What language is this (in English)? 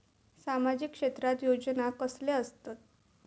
Marathi